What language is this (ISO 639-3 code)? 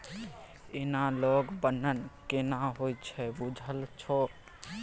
mai